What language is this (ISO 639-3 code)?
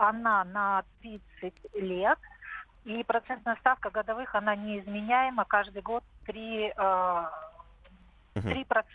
rus